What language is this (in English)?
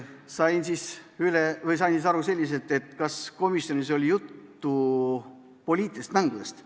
Estonian